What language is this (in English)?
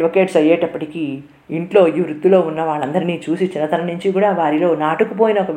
Telugu